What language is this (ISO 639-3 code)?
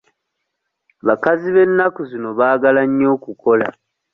lug